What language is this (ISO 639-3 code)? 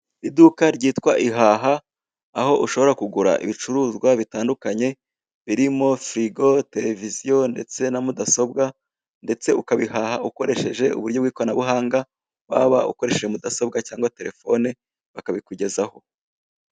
kin